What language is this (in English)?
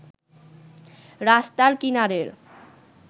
Bangla